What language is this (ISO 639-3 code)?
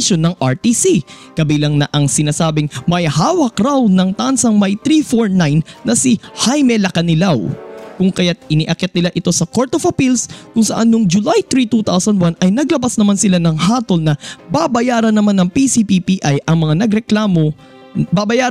fil